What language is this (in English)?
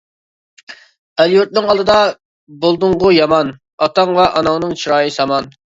Uyghur